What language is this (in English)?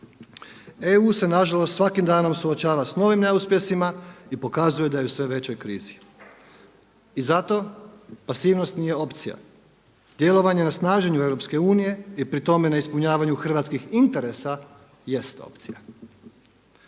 Croatian